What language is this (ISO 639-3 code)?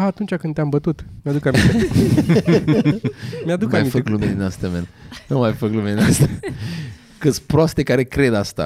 ron